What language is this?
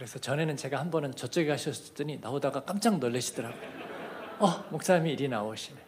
Korean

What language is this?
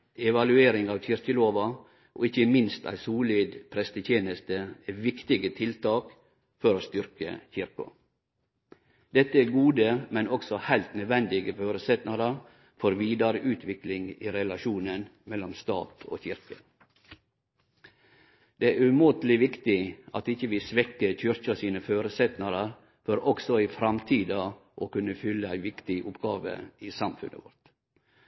Norwegian Nynorsk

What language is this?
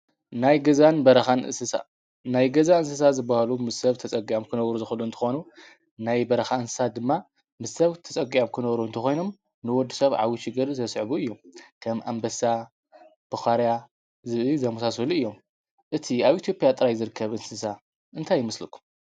Tigrinya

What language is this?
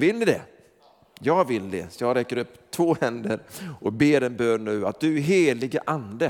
Swedish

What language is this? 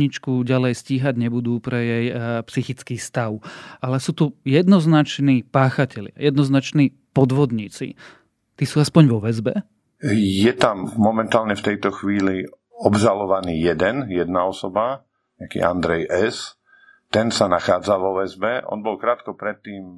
Slovak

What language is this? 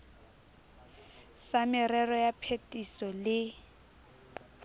Southern Sotho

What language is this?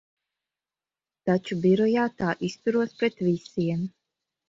Latvian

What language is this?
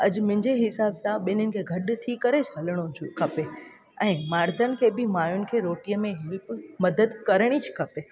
Sindhi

